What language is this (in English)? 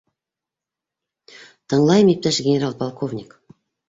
Bashkir